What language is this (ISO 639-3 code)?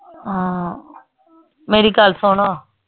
pan